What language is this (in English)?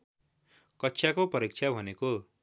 Nepali